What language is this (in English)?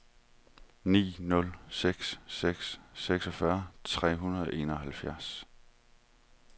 Danish